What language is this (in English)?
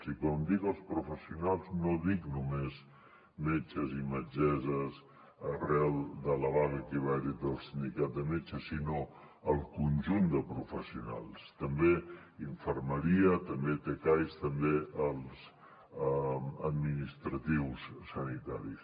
Catalan